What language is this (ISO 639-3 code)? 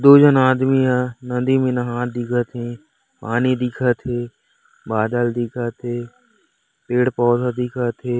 hne